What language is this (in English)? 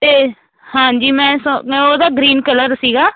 Punjabi